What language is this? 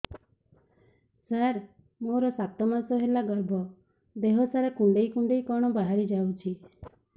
Odia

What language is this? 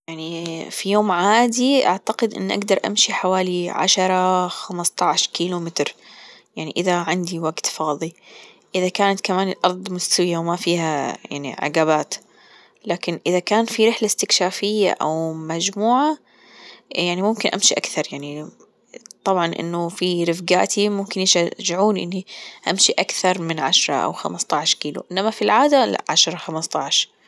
Gulf Arabic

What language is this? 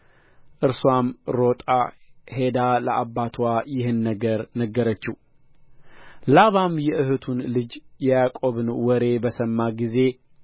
Amharic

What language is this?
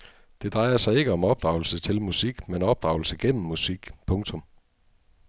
Danish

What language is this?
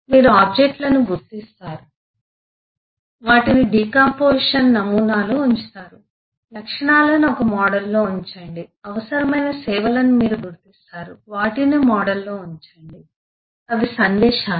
Telugu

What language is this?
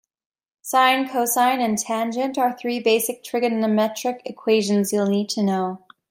English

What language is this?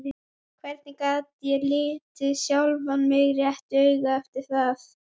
Icelandic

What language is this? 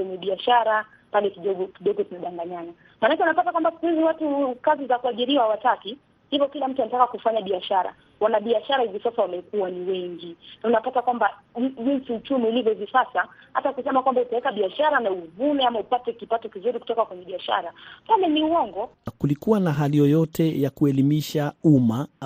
Swahili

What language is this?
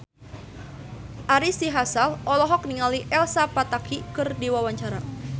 Sundanese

